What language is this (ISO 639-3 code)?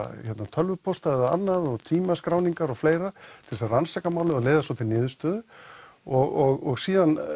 isl